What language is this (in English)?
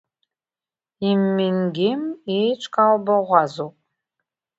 Abkhazian